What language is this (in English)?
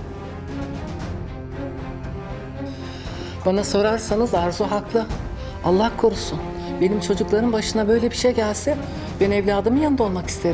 Turkish